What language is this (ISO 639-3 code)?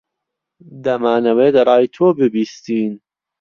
ckb